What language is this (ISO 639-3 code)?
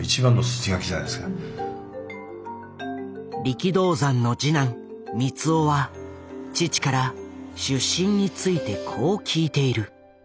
jpn